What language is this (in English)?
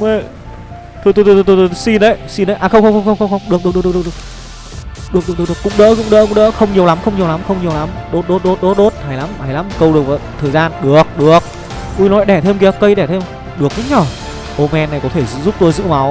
Vietnamese